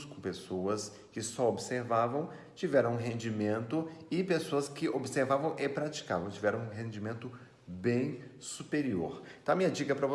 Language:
Portuguese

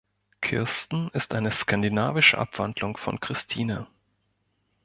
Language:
German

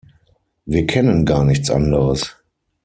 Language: German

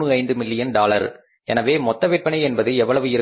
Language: Tamil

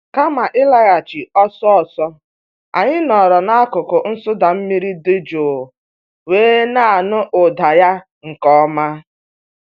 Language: Igbo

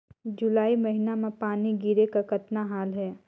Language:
Chhattisgarhi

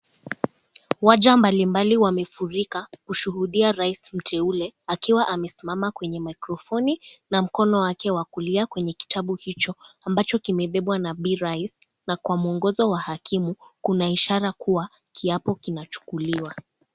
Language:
Swahili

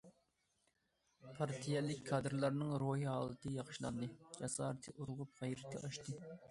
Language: Uyghur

